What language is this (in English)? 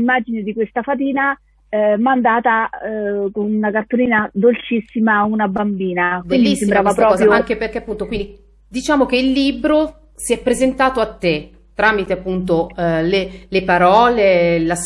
Italian